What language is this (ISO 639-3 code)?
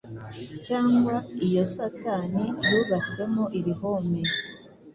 kin